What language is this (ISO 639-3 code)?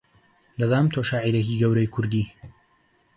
ckb